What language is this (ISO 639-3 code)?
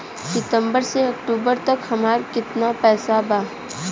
bho